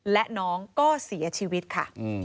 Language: Thai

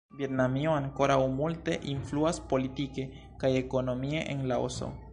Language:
Esperanto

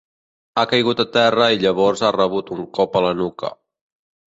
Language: Catalan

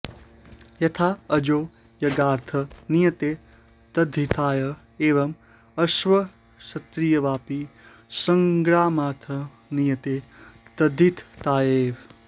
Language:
Sanskrit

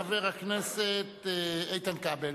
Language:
Hebrew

